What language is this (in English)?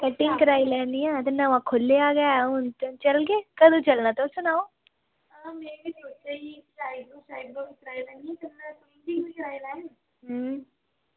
Dogri